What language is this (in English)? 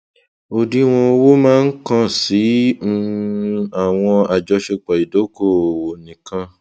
Yoruba